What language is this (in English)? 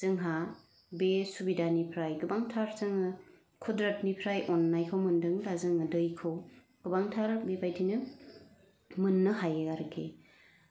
Bodo